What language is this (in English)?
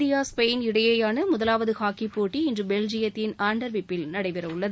Tamil